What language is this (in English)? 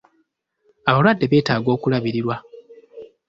Ganda